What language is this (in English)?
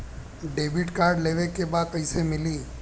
Bhojpuri